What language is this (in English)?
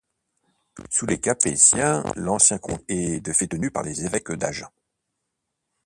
French